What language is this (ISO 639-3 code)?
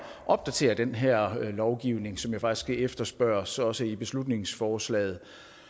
dan